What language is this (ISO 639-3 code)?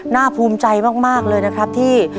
tha